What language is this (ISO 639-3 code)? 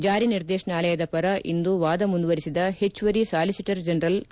kan